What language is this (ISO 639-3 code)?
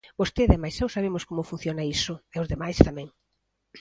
glg